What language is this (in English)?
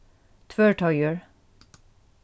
Faroese